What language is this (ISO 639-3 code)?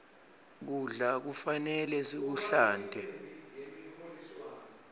ssw